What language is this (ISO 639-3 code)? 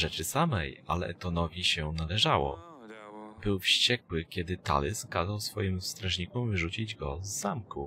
pol